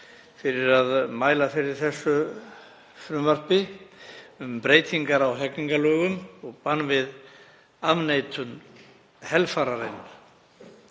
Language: Icelandic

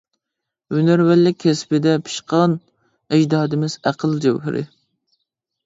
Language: Uyghur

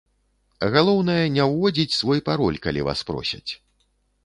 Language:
Belarusian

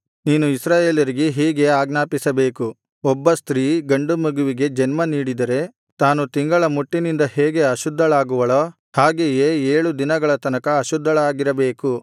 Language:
Kannada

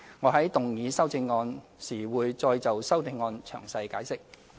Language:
Cantonese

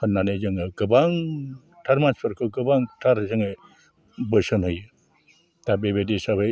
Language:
Bodo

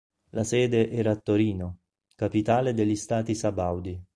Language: Italian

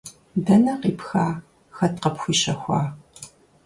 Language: Kabardian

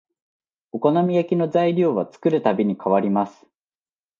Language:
Japanese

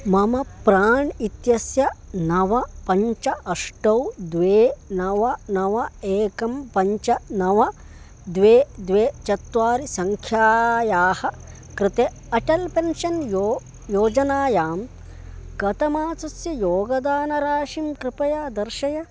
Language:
Sanskrit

